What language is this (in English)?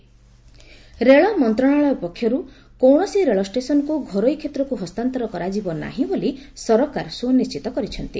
Odia